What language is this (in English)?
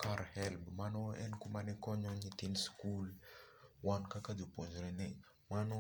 Luo (Kenya and Tanzania)